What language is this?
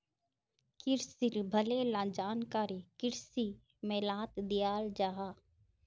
Magahi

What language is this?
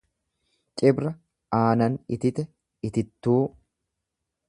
Oromo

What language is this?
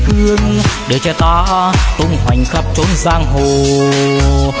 Vietnamese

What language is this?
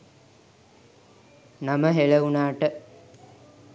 Sinhala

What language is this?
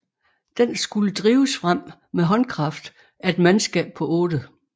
Danish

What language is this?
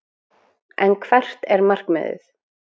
Icelandic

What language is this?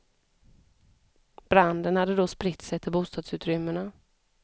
Swedish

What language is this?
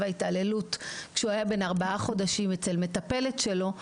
Hebrew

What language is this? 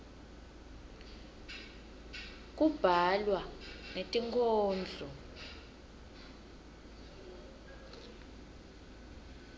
Swati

